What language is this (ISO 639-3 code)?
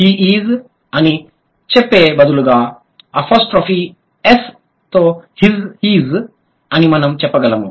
tel